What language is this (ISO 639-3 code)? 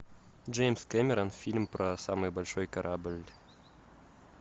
rus